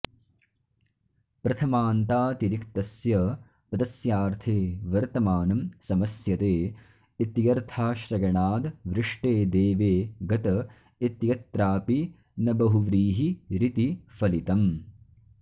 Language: Sanskrit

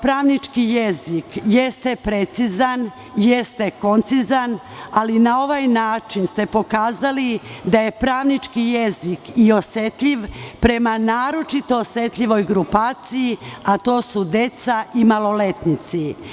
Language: Serbian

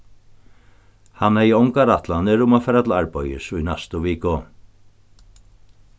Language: Faroese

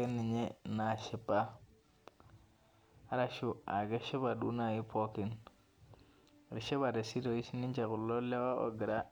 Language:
Masai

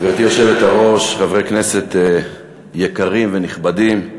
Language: Hebrew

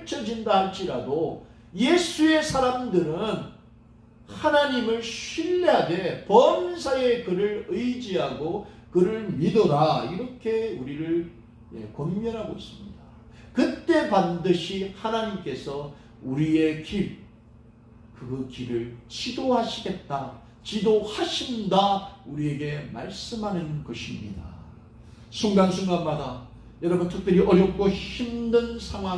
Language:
Korean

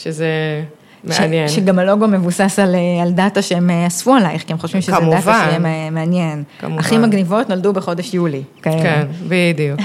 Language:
Hebrew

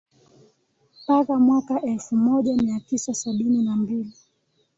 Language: Swahili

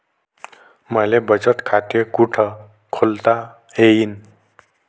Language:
Marathi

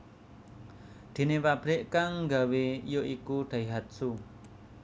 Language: Javanese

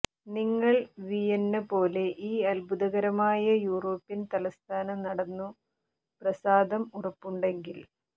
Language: Malayalam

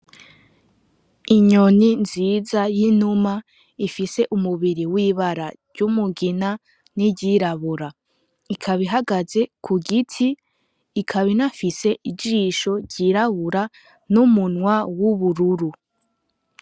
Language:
Rundi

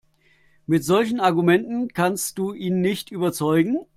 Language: German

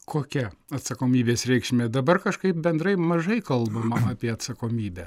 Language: Lithuanian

